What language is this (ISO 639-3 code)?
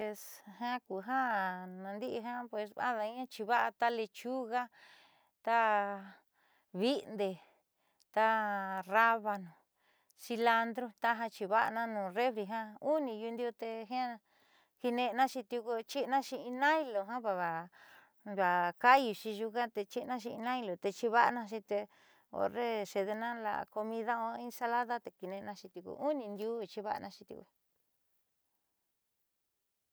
mxy